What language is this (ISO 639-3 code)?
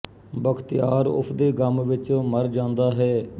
pan